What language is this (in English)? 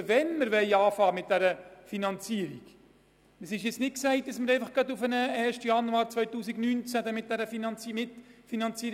Swiss German